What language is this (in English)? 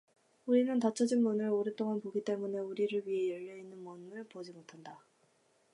Korean